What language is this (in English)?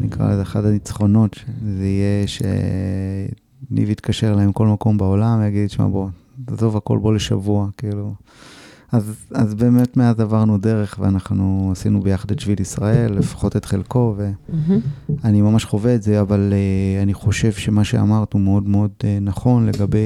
Hebrew